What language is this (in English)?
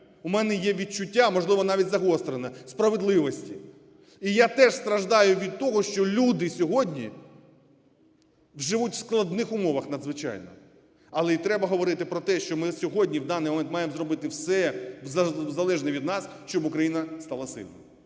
Ukrainian